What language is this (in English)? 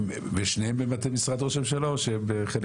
Hebrew